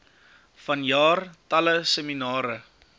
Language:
Afrikaans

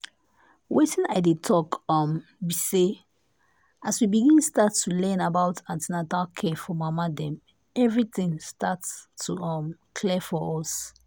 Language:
Nigerian Pidgin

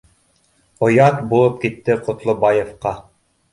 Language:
Bashkir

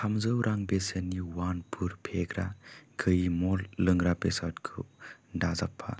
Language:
Bodo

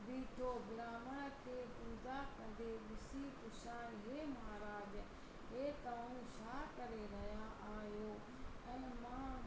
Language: Sindhi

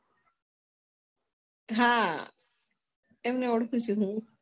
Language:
Gujarati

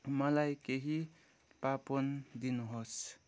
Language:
Nepali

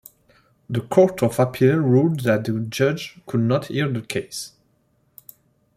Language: English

